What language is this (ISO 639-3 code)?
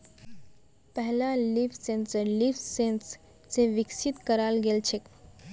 mag